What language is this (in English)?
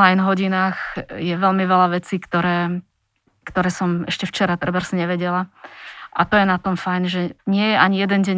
Slovak